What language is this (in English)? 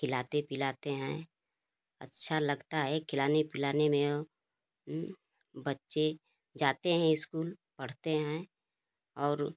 Hindi